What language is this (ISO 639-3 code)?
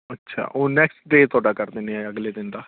pan